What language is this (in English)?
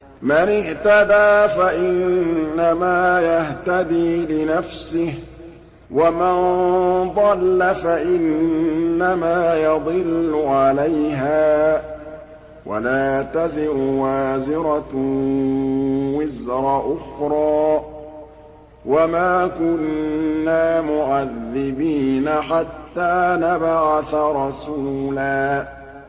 Arabic